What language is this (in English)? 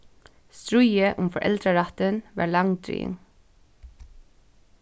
Faroese